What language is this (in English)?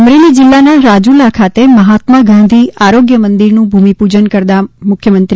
Gujarati